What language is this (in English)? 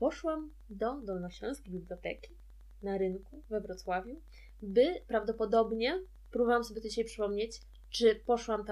Polish